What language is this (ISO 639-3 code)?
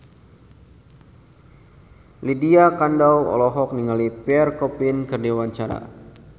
sun